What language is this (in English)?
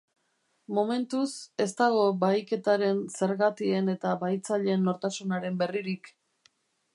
Basque